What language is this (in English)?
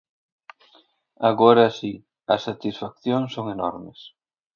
Galician